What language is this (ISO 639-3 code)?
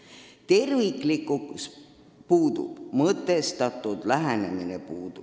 est